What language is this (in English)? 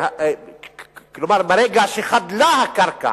Hebrew